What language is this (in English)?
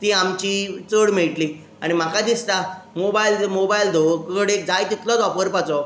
Konkani